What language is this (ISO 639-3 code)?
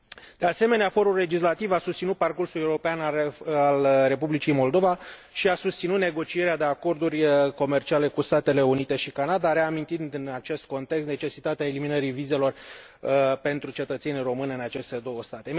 ron